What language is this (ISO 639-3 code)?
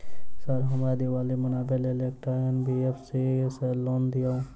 mai